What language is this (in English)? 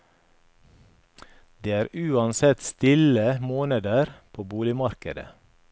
Norwegian